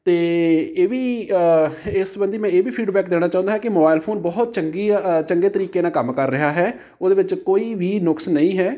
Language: Punjabi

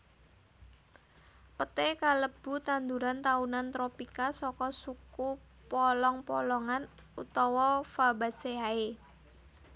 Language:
Javanese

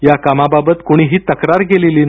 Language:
Marathi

